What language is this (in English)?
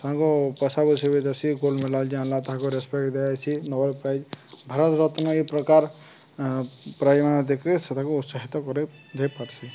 Odia